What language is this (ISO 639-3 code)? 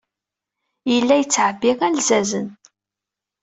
kab